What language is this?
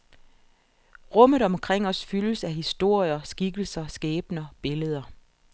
Danish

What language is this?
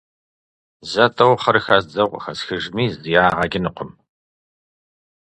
Kabardian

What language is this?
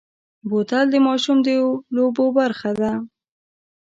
Pashto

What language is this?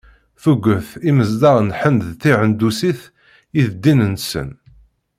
Kabyle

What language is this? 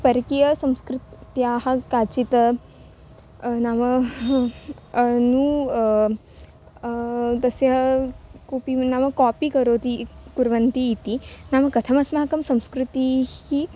Sanskrit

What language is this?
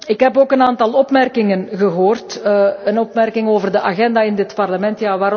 Dutch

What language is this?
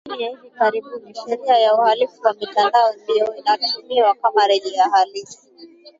Swahili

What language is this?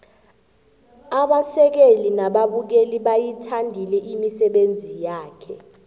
South Ndebele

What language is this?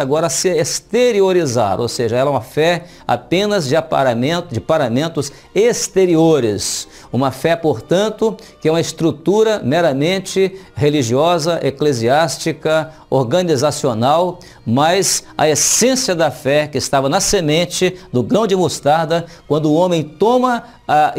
Portuguese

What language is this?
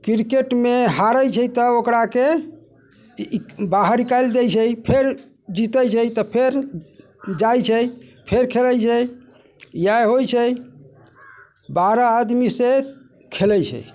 Maithili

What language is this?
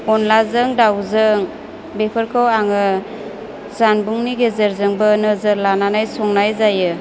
Bodo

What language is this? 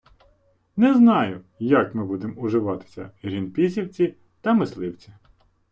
Ukrainian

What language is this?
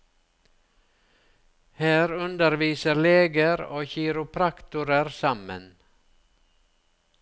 Norwegian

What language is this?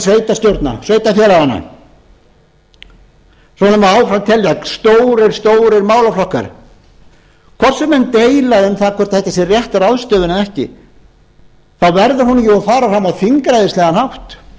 Icelandic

